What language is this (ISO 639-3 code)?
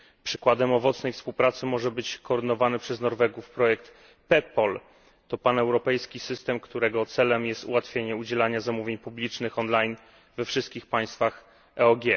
pol